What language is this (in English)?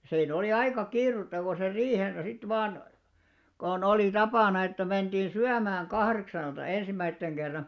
Finnish